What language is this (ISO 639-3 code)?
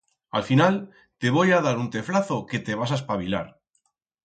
arg